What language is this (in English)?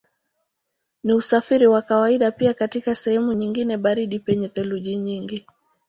Swahili